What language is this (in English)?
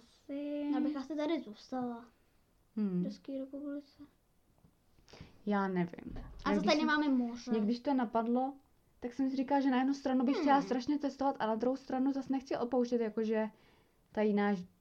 Czech